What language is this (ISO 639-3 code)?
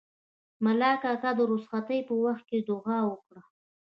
pus